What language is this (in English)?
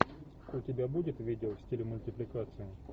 Russian